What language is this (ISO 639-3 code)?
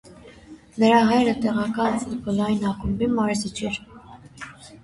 hye